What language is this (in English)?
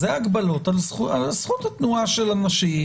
Hebrew